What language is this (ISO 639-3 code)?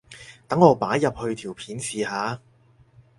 yue